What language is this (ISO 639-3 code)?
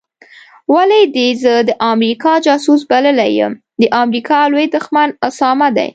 pus